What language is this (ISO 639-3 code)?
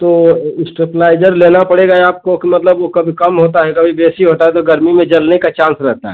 hin